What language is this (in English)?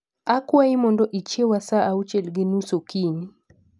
Luo (Kenya and Tanzania)